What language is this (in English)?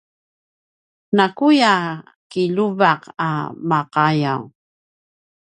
Paiwan